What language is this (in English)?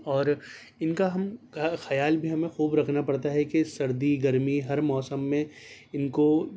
Urdu